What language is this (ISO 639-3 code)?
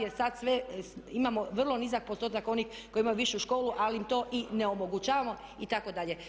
hrv